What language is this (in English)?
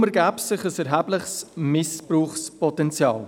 Swiss German